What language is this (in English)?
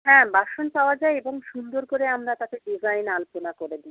Bangla